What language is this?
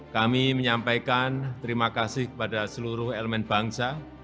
Indonesian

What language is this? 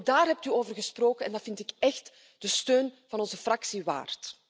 Dutch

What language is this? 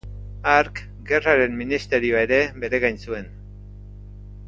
Basque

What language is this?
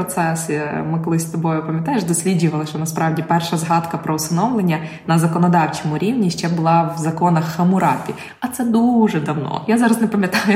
Ukrainian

